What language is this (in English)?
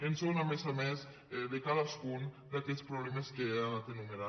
Catalan